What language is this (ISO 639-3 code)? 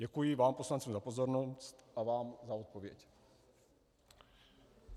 ces